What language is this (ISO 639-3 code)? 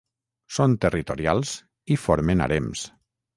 cat